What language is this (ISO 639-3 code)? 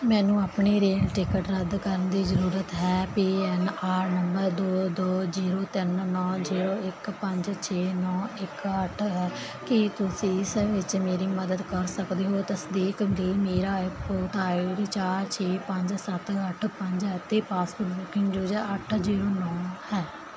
pan